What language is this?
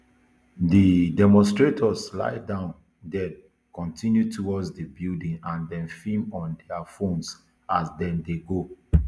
Nigerian Pidgin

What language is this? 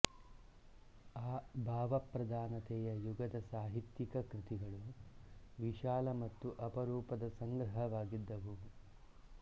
Kannada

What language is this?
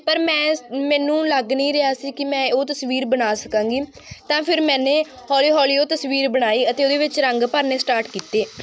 Punjabi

